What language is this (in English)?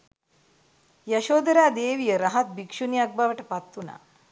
Sinhala